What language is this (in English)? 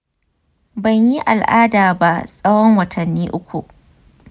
Hausa